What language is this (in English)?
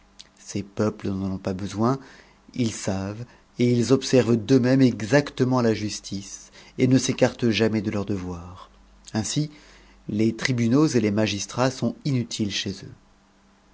French